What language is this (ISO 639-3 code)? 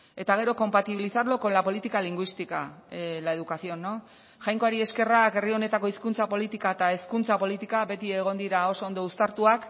eus